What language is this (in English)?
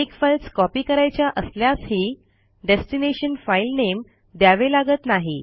Marathi